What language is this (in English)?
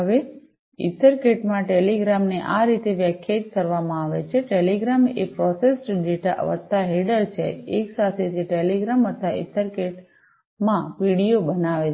Gujarati